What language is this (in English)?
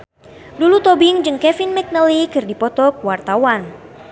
Sundanese